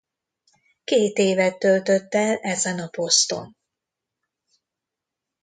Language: Hungarian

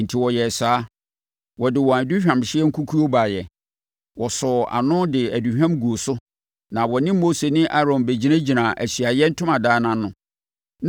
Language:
Akan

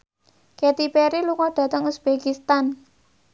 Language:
Javanese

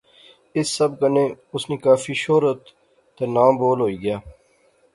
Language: Pahari-Potwari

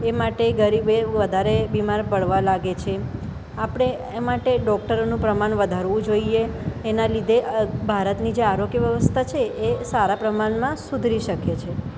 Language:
Gujarati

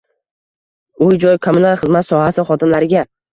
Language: Uzbek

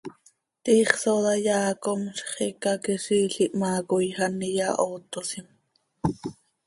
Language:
Seri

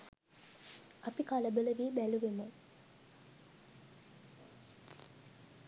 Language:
Sinhala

